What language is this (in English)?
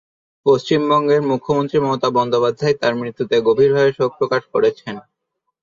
Bangla